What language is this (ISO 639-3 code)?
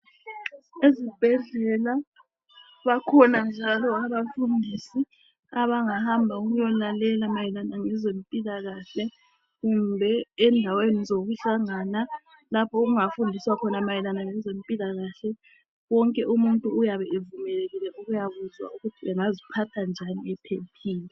nde